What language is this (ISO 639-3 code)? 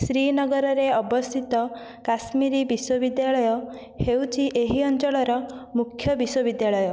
ori